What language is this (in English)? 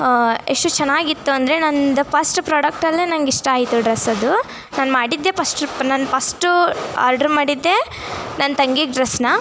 Kannada